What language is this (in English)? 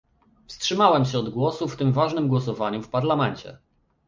Polish